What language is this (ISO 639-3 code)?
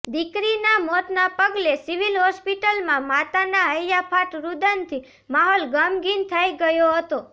guj